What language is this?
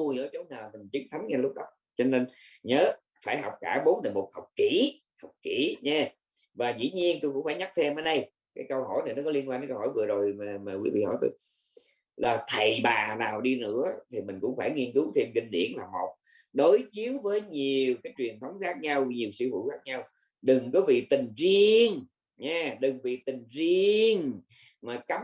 Vietnamese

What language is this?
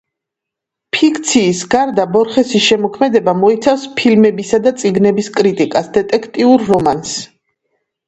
Georgian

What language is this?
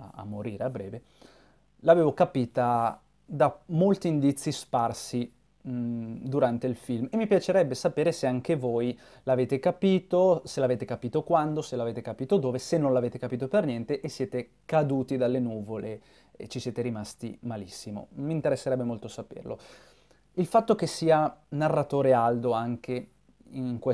Italian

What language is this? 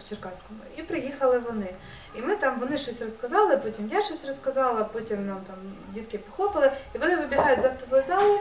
Ukrainian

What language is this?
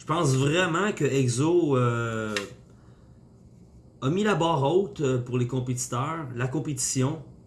French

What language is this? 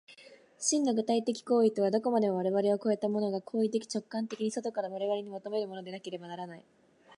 Japanese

